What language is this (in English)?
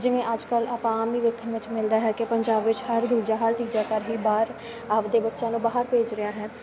Punjabi